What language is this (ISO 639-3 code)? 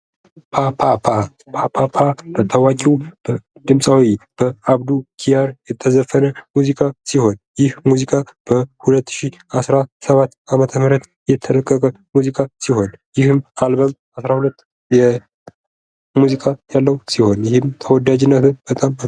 amh